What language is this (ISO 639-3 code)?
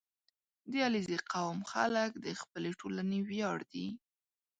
pus